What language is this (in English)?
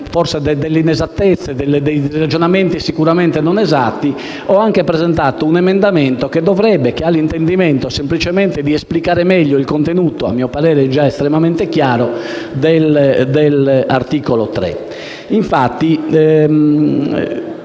Italian